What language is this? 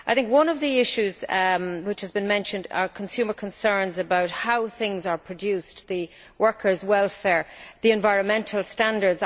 English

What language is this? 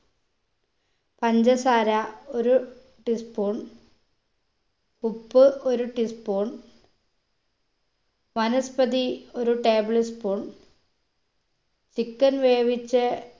Malayalam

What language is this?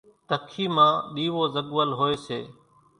Kachi Koli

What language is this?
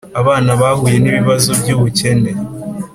Kinyarwanda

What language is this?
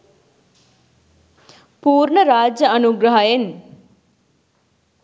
Sinhala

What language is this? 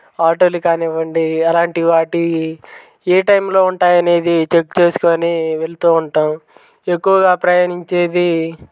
Telugu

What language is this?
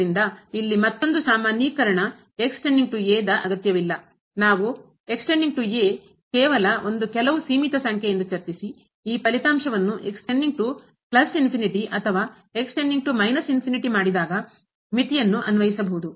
Kannada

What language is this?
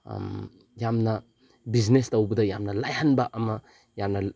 Manipuri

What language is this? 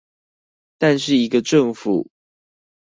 Chinese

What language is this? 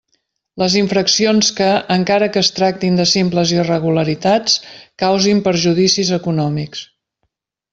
Catalan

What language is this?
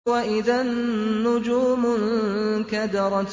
Arabic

